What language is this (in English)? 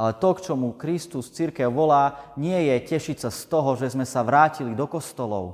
Slovak